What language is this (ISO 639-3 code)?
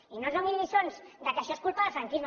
cat